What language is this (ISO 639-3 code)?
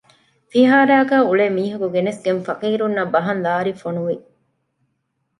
div